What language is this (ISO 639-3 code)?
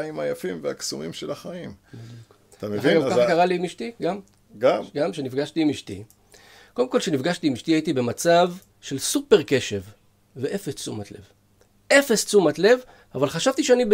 heb